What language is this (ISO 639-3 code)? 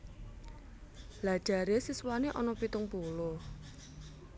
jav